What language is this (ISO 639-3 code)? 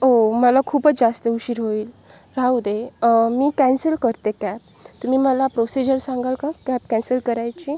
mar